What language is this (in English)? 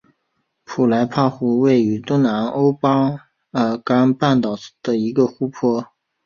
Chinese